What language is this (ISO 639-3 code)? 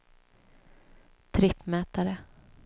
swe